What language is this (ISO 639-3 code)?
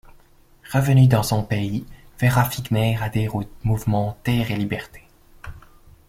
fra